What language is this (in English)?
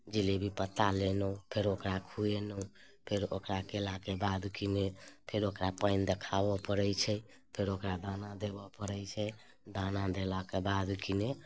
Maithili